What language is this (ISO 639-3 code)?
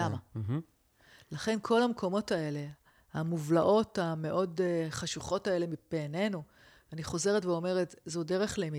heb